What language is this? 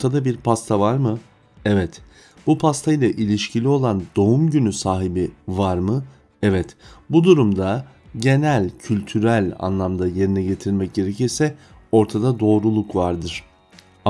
Turkish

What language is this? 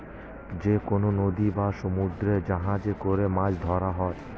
Bangla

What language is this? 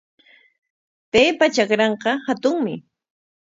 Corongo Ancash Quechua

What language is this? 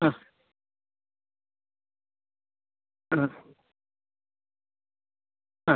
Malayalam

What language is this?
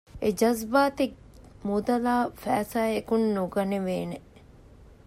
Divehi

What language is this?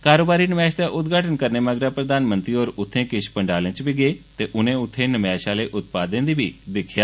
Dogri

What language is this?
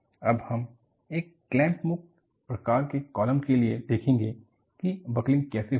Hindi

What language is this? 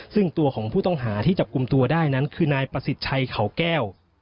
Thai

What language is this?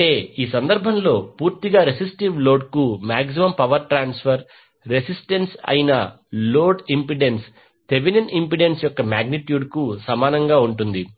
Telugu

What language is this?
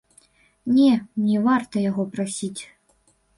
Belarusian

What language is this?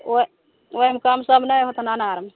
Maithili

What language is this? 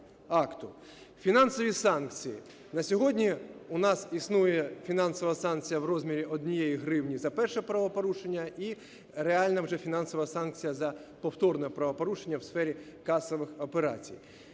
Ukrainian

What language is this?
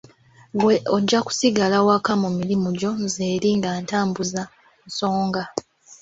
Ganda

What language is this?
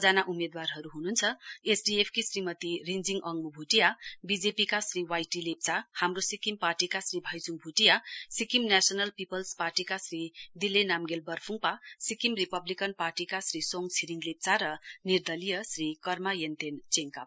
Nepali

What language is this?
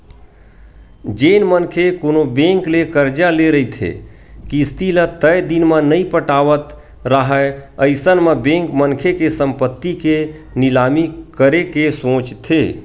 Chhattisgarhi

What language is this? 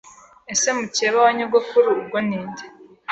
Kinyarwanda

